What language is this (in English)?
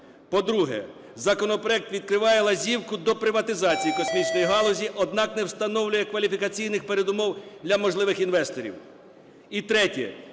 Ukrainian